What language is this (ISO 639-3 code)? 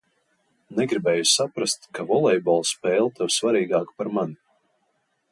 lav